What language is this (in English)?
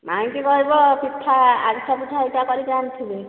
Odia